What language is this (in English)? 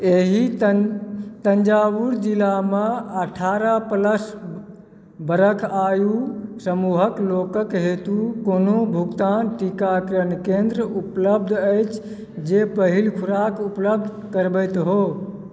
Maithili